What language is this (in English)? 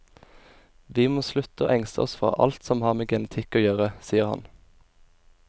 Norwegian